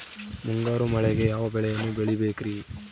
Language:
Kannada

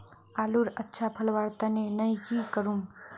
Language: Magahi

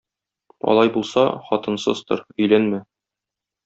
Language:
Tatar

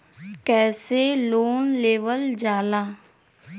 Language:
Bhojpuri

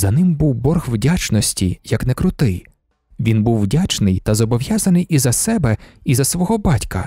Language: Ukrainian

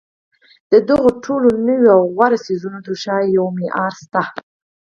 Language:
Pashto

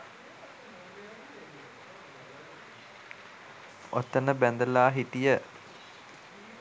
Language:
Sinhala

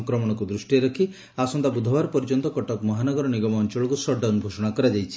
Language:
Odia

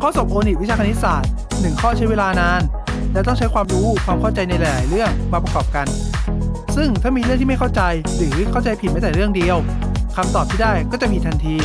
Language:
Thai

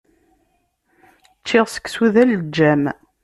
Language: Kabyle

